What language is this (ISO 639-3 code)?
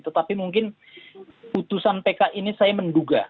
ind